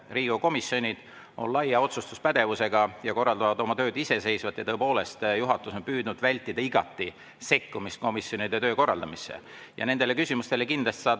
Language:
Estonian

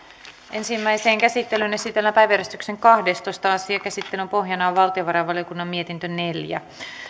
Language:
Finnish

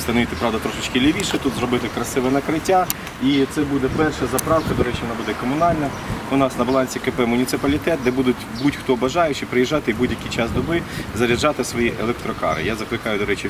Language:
Ukrainian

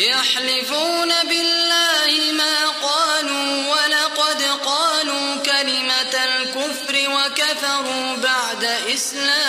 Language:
Arabic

